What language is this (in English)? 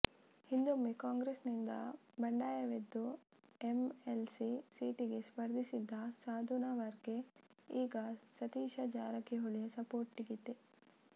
Kannada